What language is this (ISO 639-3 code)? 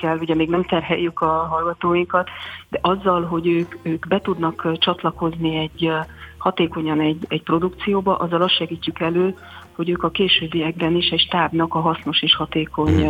hun